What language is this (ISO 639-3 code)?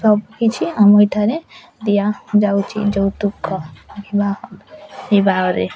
ori